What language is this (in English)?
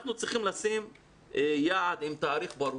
Hebrew